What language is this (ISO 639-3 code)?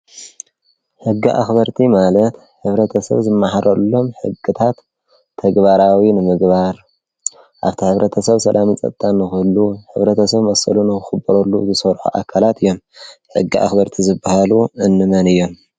tir